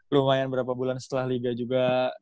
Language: Indonesian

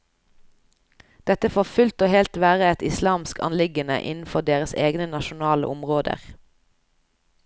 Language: Norwegian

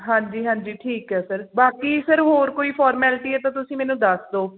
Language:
Punjabi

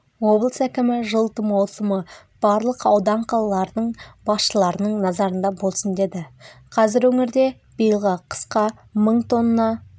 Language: Kazakh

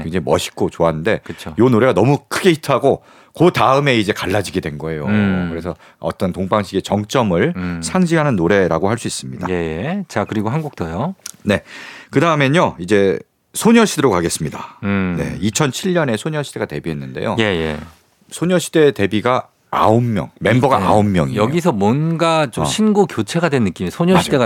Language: Korean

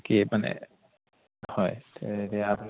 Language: Assamese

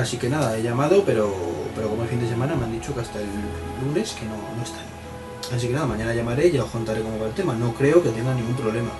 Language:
Spanish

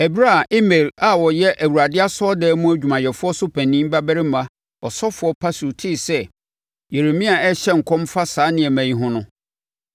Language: Akan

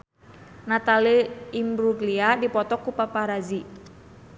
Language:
Sundanese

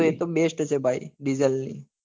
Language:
Gujarati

